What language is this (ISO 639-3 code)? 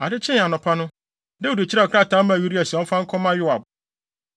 aka